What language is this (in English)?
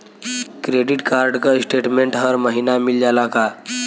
Bhojpuri